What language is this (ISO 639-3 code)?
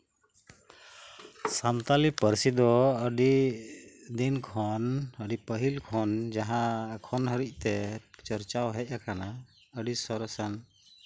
sat